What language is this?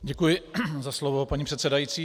Czech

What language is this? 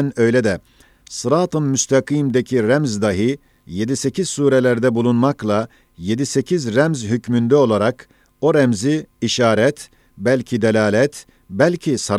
Turkish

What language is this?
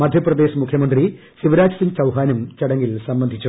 Malayalam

